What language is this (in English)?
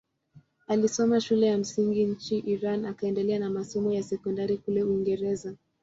Swahili